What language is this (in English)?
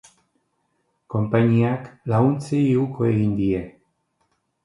Basque